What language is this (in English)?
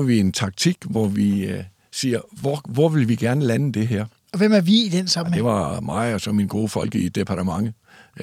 Danish